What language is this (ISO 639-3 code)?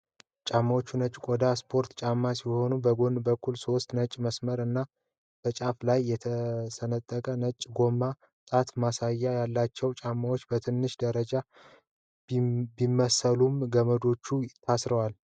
amh